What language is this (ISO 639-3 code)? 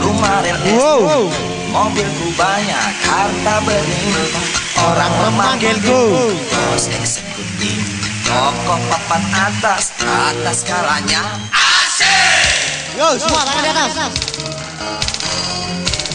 ind